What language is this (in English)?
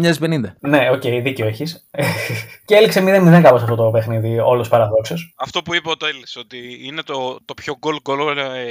Greek